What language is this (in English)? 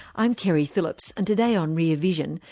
English